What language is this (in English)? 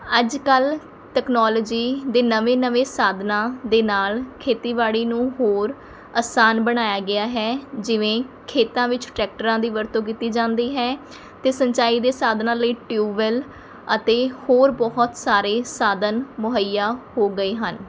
Punjabi